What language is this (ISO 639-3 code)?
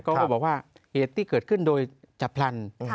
tha